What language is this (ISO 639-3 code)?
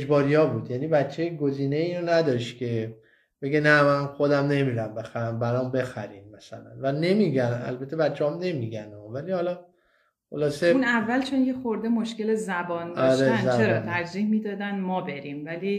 fas